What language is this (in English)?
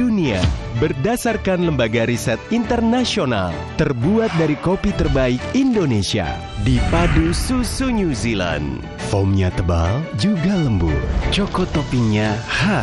Indonesian